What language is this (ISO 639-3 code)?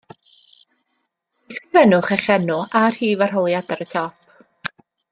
cym